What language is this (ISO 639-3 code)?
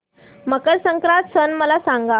mar